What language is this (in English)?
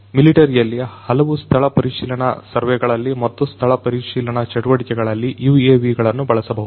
Kannada